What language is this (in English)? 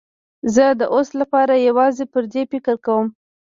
Pashto